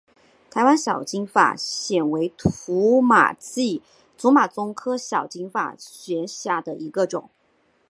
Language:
Chinese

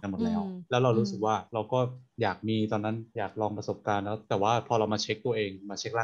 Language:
Thai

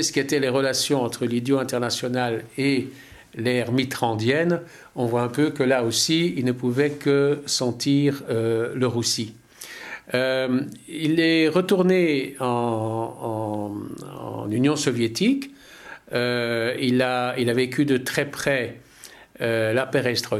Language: French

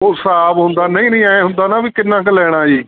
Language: Punjabi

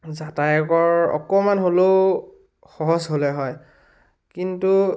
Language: Assamese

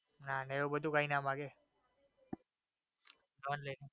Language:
Gujarati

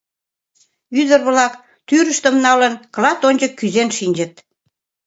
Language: Mari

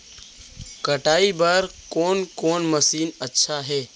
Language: Chhattisgarhi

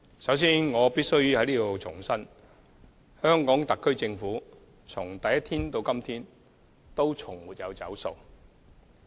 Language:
Cantonese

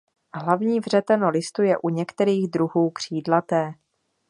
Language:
Czech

